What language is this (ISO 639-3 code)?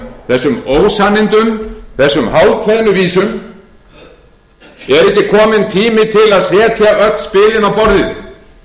isl